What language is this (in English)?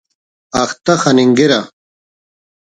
Brahui